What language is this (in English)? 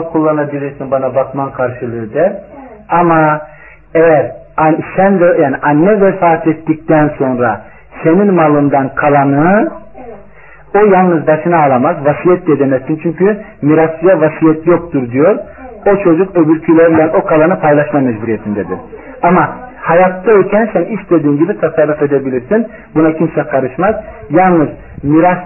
Turkish